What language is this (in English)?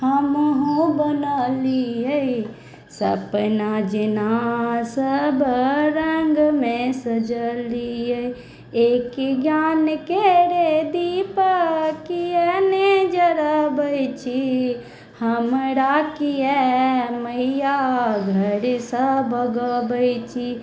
Maithili